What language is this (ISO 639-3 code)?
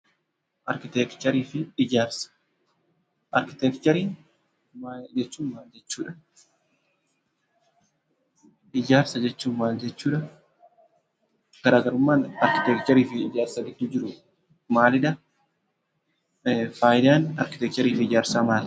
orm